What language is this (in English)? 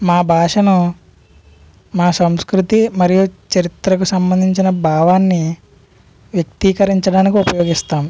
Telugu